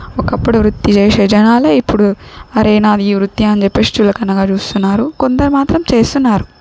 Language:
Telugu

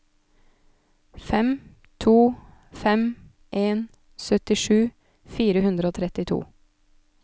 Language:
Norwegian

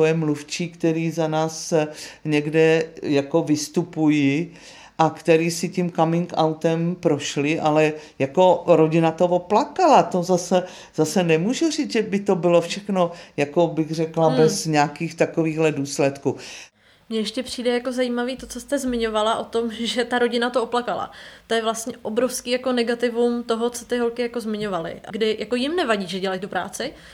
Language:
Czech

